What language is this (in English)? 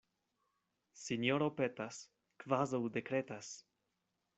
Esperanto